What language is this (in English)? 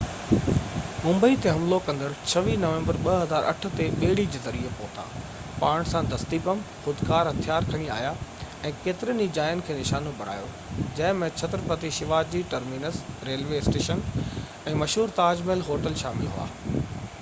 Sindhi